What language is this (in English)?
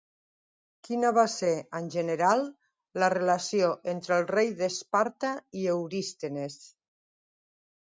Catalan